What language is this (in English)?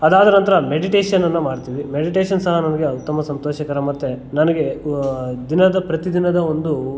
Kannada